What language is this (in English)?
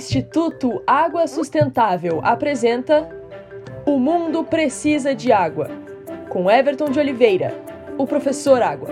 Portuguese